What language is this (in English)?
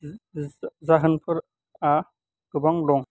Bodo